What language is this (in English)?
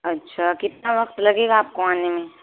Urdu